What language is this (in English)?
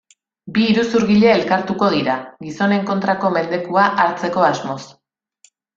Basque